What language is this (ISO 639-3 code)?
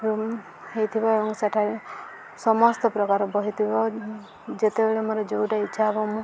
ori